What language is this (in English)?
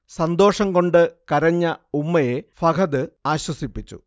Malayalam